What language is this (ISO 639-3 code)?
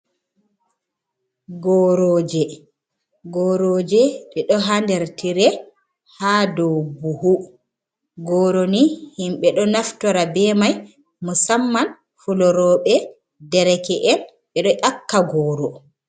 ful